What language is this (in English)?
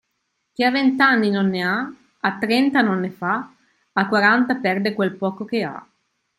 Italian